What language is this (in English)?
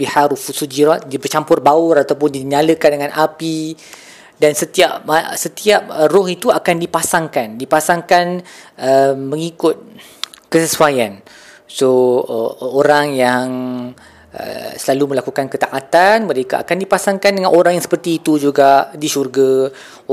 Malay